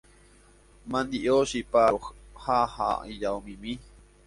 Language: Guarani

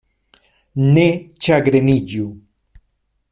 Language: Esperanto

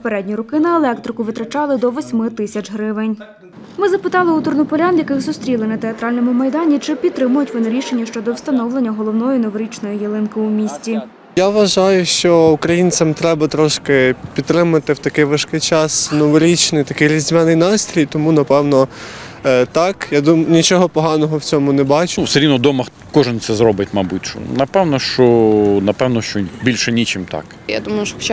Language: Ukrainian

